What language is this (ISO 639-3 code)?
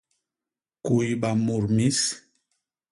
bas